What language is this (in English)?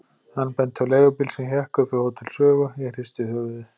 Icelandic